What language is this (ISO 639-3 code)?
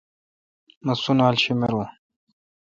xka